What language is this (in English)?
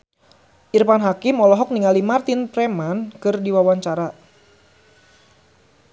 Sundanese